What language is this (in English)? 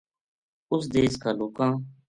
Gujari